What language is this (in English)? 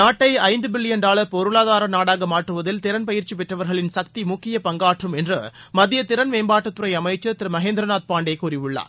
Tamil